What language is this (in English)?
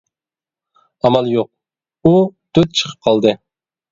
Uyghur